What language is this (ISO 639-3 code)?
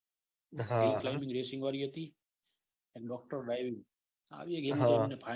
guj